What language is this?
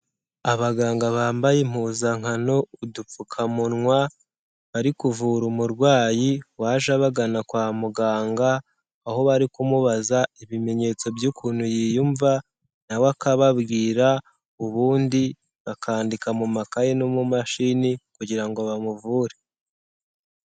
Kinyarwanda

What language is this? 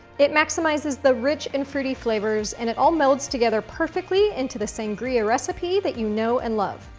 English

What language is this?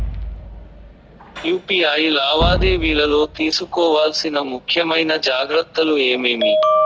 Telugu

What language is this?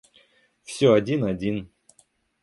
Russian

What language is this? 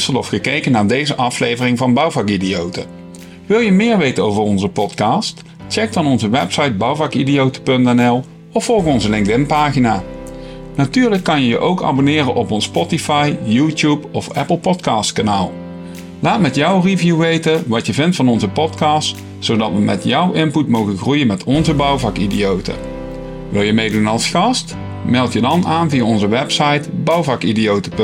Dutch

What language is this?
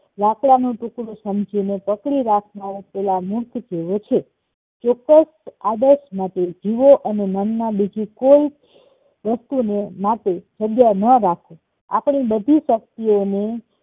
Gujarati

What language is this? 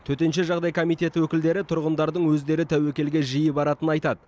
Kazakh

